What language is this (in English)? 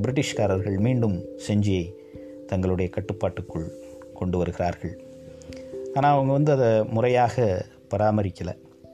Tamil